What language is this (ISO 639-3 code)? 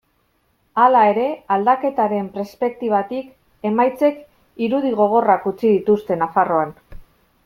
eus